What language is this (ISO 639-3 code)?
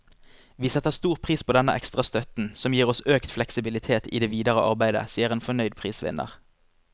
nor